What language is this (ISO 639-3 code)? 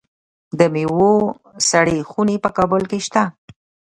pus